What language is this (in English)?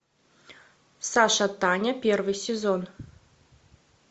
Russian